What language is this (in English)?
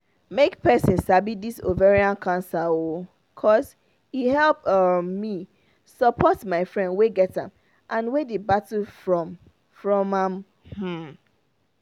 Nigerian Pidgin